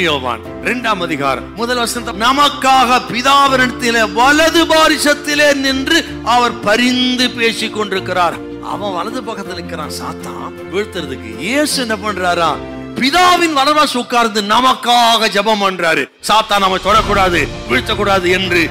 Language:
Arabic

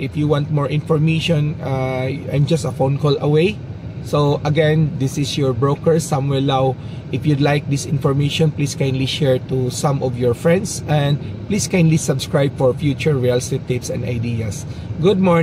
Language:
Filipino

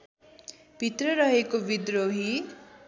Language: Nepali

